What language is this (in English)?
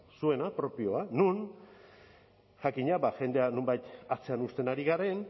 Basque